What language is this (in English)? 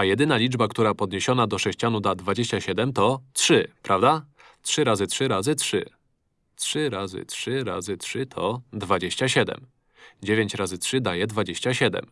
Polish